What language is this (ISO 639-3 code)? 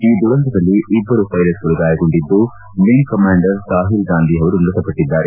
kan